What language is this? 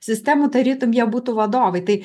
Lithuanian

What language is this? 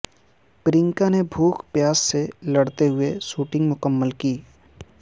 Urdu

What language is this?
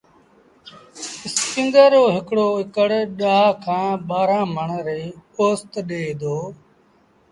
Sindhi Bhil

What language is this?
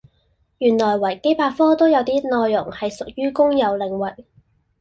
Cantonese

